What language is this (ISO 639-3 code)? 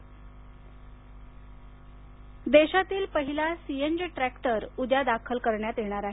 mar